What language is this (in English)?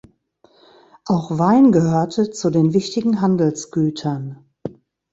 German